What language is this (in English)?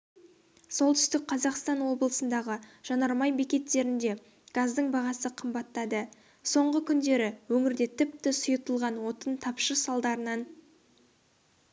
Kazakh